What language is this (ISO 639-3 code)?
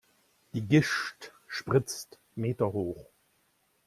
deu